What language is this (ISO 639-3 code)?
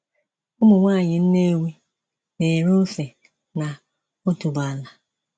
ibo